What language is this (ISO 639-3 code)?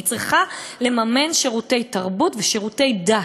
heb